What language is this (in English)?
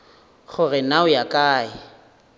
Northern Sotho